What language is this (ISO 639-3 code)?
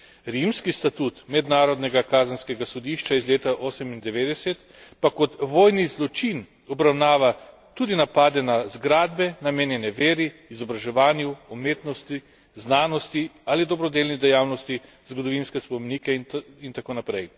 slv